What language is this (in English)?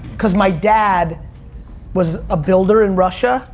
English